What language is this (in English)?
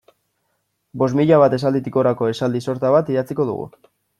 Basque